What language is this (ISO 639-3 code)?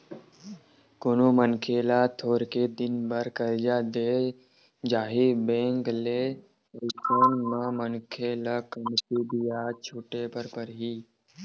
hne